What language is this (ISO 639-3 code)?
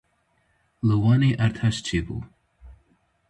kur